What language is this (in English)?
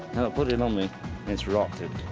English